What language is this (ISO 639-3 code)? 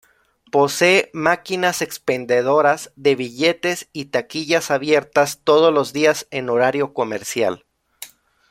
spa